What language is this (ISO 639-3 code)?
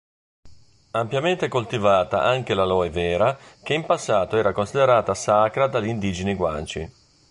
ita